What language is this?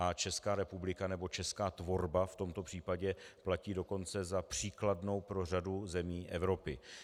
Czech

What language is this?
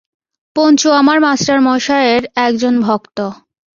Bangla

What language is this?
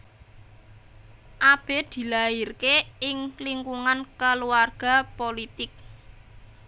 Javanese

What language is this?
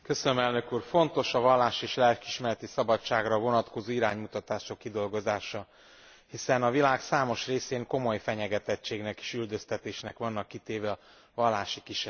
Hungarian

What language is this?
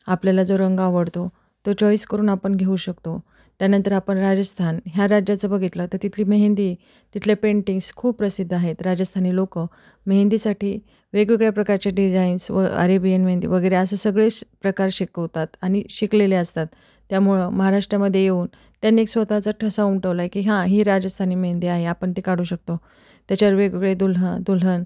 Marathi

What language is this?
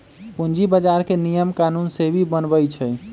Magahi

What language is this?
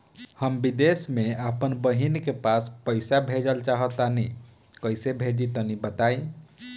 Bhojpuri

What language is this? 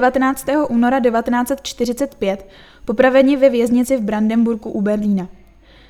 Czech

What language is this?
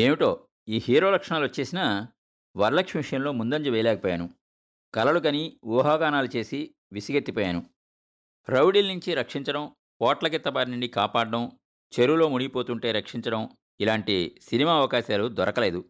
Telugu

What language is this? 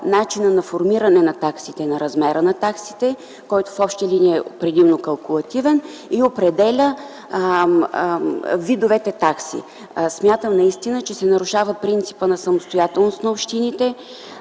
Bulgarian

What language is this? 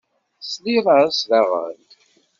Kabyle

